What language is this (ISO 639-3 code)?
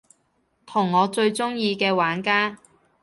yue